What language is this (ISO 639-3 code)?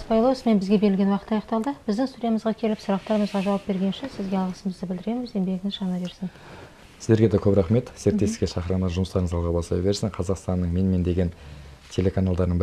rus